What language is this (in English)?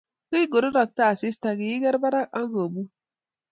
Kalenjin